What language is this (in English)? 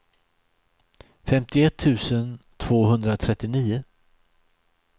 Swedish